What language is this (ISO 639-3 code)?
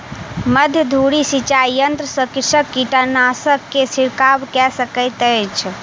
mai